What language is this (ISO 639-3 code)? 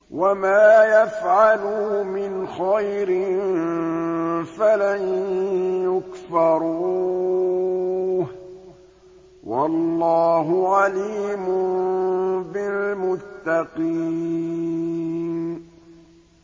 ara